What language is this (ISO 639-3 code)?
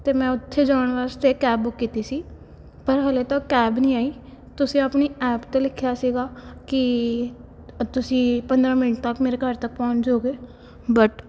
pan